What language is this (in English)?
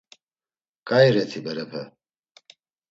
Laz